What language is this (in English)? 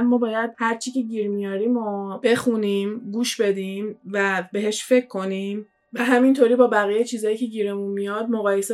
Persian